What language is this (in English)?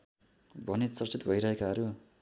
Nepali